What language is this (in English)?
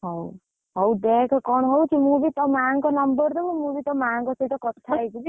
Odia